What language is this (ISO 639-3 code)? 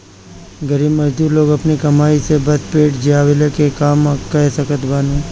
bho